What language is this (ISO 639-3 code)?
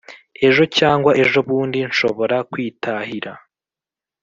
kin